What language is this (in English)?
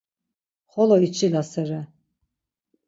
Laz